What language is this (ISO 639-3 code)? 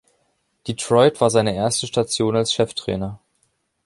deu